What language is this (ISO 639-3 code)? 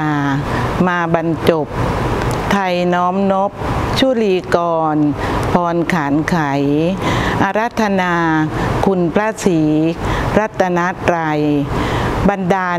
tha